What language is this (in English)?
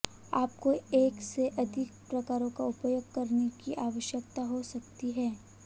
Hindi